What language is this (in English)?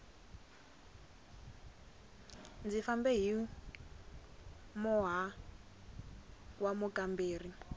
Tsonga